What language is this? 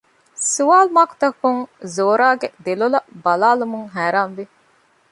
Divehi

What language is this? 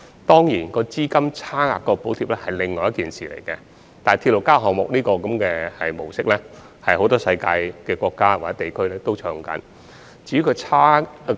Cantonese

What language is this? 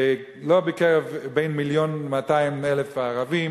Hebrew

